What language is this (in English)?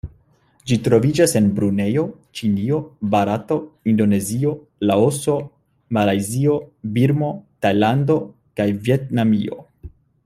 Esperanto